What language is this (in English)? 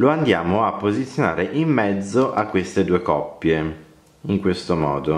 Italian